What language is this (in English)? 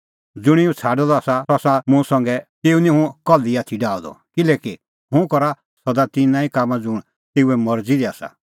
Kullu Pahari